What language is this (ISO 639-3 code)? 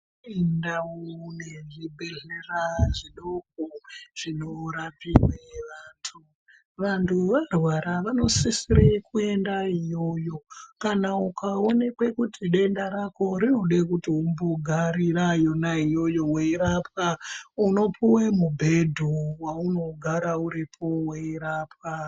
ndc